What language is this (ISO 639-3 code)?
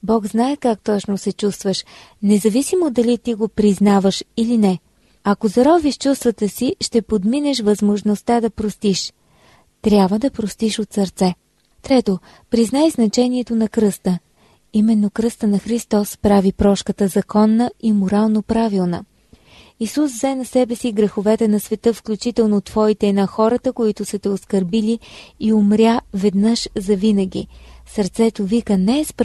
bul